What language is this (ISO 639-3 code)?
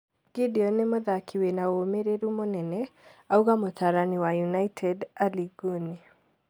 kik